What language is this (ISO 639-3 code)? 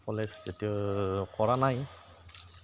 asm